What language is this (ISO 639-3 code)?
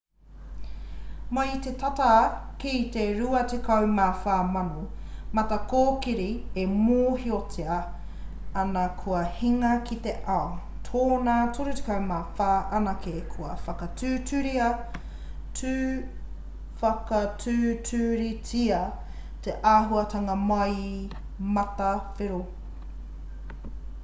mri